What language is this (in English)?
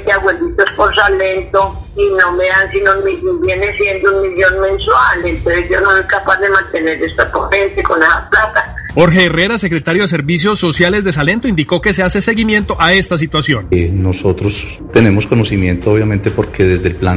Spanish